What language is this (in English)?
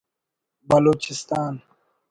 Brahui